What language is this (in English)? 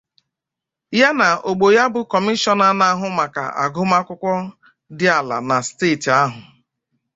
Igbo